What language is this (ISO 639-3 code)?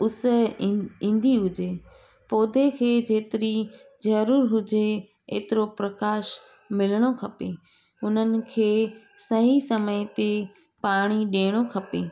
snd